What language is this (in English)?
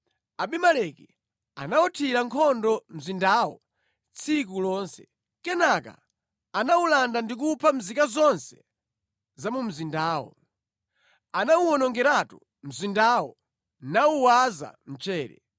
Nyanja